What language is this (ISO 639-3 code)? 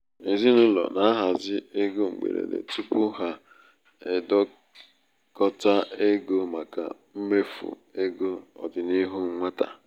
ibo